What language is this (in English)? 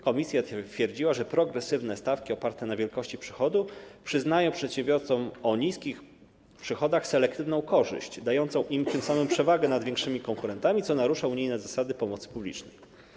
Polish